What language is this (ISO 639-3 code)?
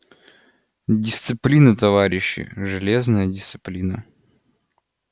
rus